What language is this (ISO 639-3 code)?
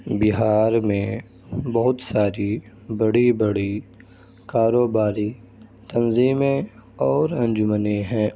urd